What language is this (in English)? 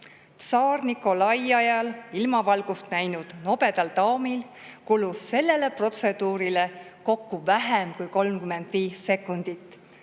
Estonian